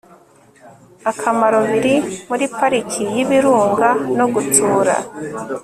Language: Kinyarwanda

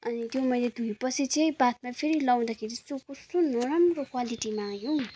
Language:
Nepali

